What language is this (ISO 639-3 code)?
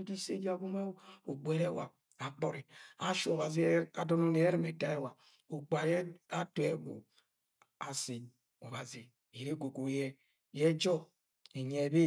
yay